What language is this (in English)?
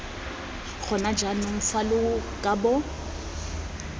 Tswana